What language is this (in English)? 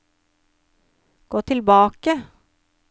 Norwegian